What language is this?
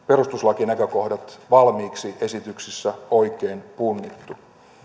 Finnish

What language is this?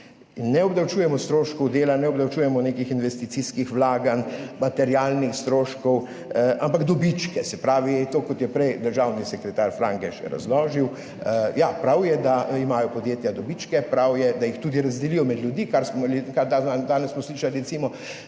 Slovenian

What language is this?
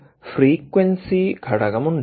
Malayalam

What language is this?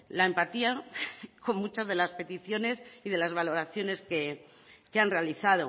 Spanish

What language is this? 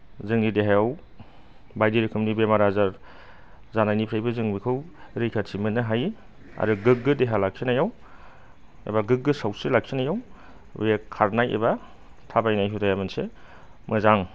Bodo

